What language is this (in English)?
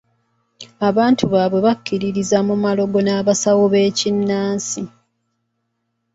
Ganda